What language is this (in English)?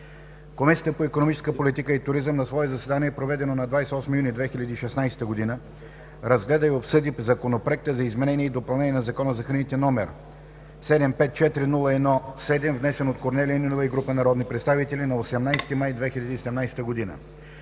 Bulgarian